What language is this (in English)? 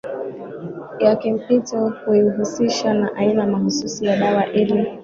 Swahili